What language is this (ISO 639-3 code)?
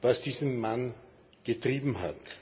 deu